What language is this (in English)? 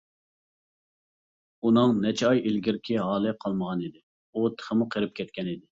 Uyghur